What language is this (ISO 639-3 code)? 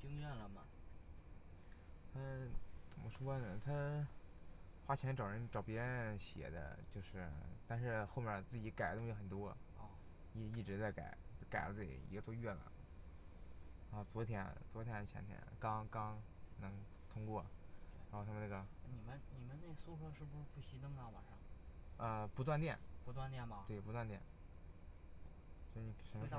zho